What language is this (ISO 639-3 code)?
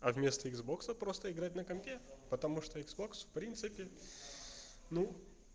rus